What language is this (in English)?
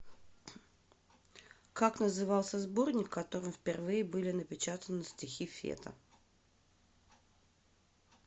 Russian